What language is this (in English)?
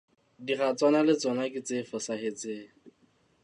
Southern Sotho